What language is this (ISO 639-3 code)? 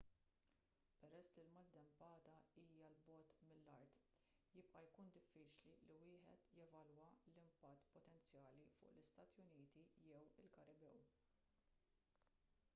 mlt